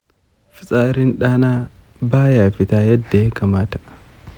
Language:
Hausa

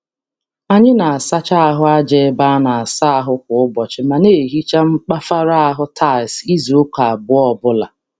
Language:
Igbo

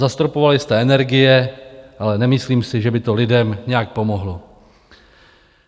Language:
Czech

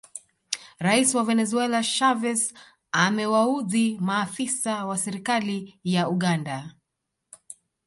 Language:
Swahili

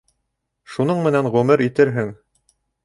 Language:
Bashkir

